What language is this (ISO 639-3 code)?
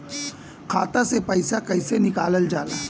bho